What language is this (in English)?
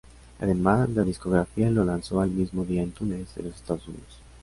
Spanish